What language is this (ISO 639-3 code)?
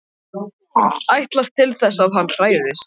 isl